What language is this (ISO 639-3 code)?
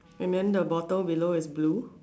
eng